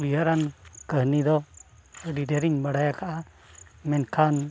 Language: Santali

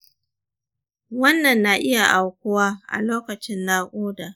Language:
Hausa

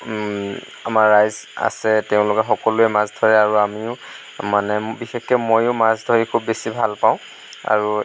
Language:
Assamese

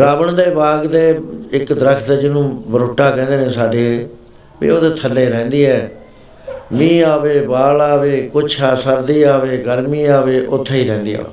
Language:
Punjabi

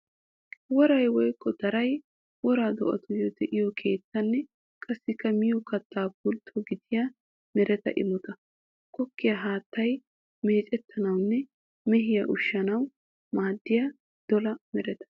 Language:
Wolaytta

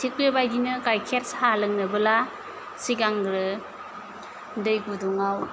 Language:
Bodo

